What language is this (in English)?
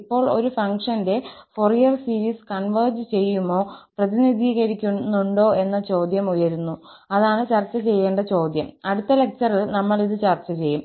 Malayalam